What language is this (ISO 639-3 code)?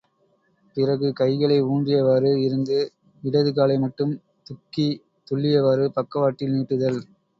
tam